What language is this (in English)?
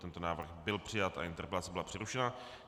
Czech